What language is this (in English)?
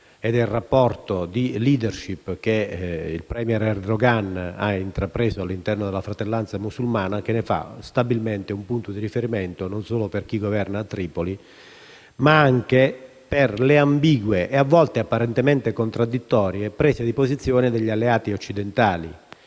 Italian